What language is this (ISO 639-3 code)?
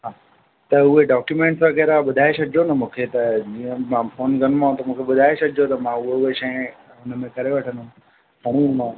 snd